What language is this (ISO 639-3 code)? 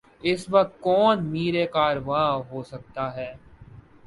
urd